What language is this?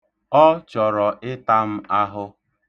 Igbo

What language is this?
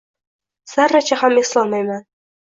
Uzbek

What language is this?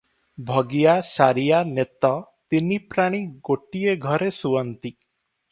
Odia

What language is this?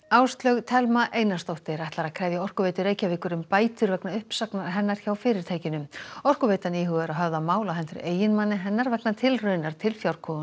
Icelandic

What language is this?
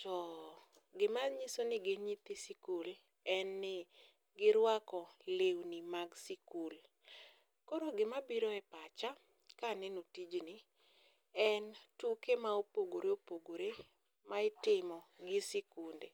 Luo (Kenya and Tanzania)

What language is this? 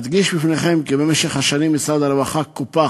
Hebrew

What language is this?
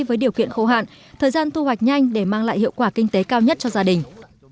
Vietnamese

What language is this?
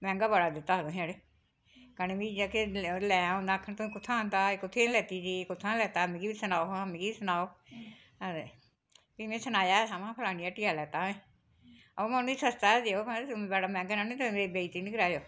Dogri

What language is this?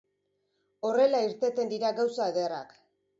Basque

